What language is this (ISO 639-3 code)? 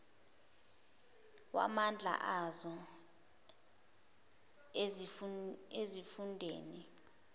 zul